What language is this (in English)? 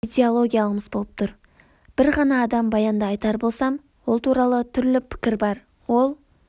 Kazakh